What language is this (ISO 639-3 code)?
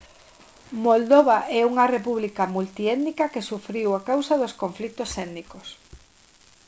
glg